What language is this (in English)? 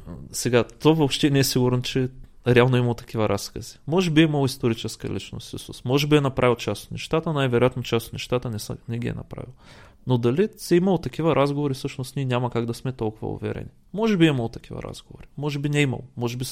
Bulgarian